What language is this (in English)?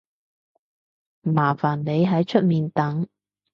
Cantonese